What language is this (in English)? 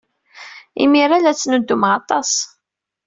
Kabyle